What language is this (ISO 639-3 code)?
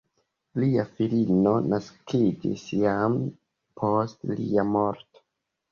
epo